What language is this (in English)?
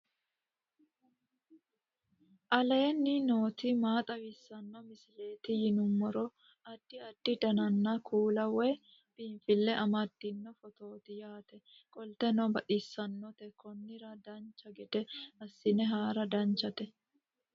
Sidamo